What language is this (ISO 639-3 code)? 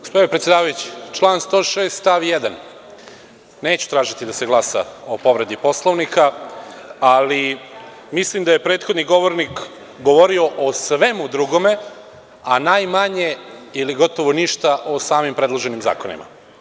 srp